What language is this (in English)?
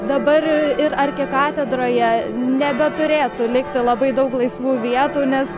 Lithuanian